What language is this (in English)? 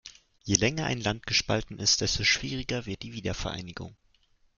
German